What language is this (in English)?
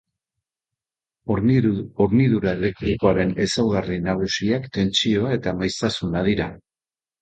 Basque